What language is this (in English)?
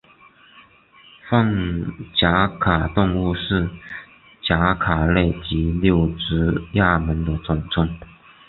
Chinese